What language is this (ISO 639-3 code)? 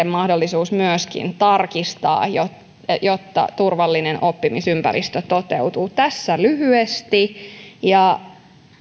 fin